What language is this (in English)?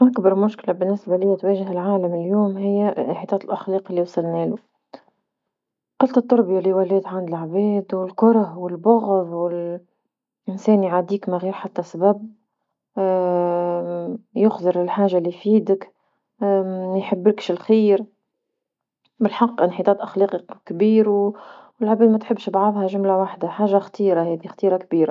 Tunisian Arabic